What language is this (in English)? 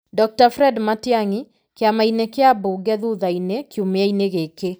Kikuyu